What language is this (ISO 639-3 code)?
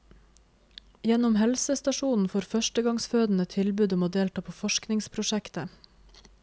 nor